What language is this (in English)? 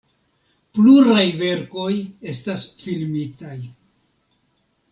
Esperanto